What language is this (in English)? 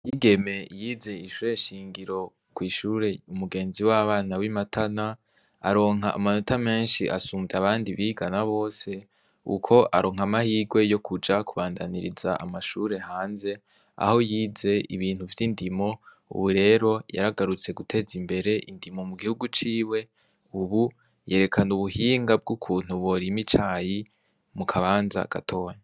Rundi